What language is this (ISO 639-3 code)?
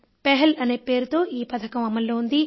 tel